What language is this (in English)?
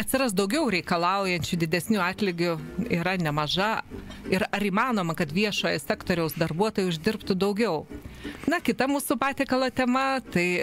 Lithuanian